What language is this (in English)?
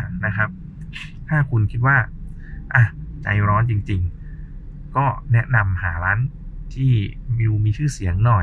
Thai